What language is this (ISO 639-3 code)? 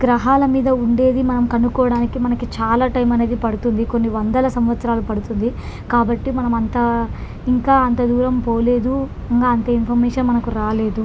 tel